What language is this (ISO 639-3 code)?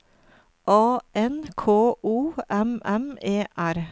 nor